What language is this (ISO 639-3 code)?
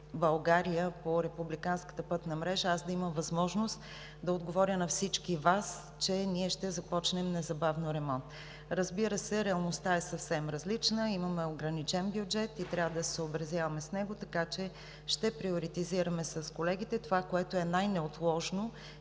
bul